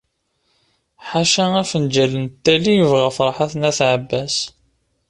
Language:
Kabyle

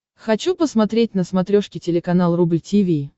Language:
Russian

